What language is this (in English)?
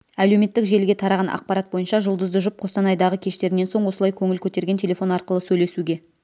Kazakh